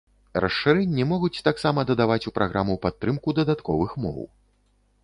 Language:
Belarusian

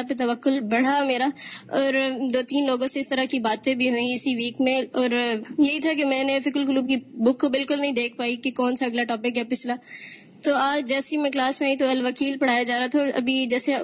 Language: Urdu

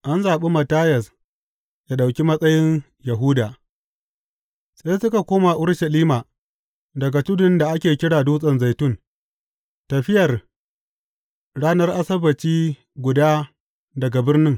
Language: Hausa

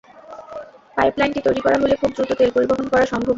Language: Bangla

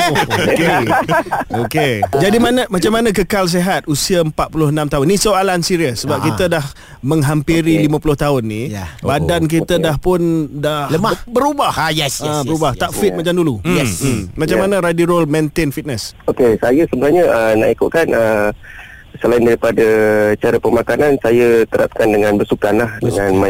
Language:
Malay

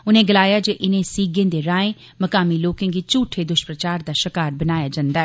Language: Dogri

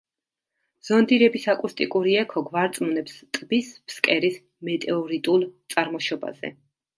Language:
Georgian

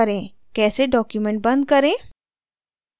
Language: Hindi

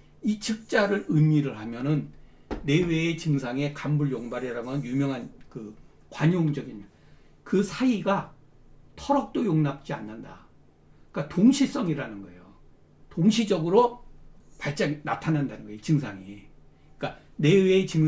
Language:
Korean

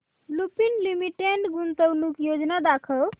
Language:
Marathi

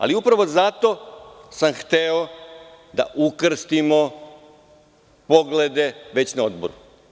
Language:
Serbian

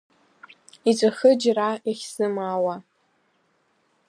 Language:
Abkhazian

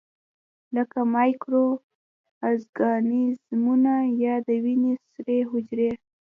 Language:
Pashto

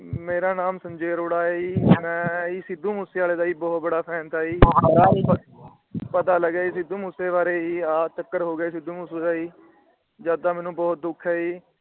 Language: Punjabi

